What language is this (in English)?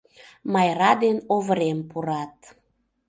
Mari